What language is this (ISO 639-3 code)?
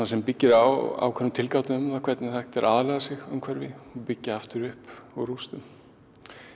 isl